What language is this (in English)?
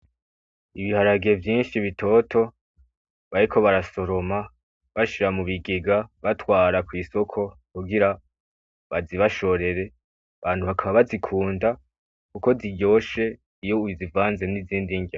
Rundi